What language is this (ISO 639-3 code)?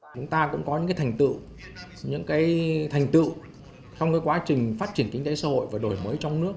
vie